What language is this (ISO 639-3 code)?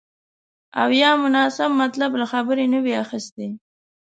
pus